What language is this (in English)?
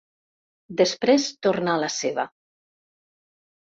Catalan